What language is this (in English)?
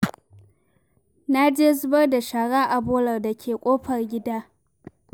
Hausa